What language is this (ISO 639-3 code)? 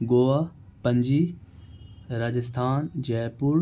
urd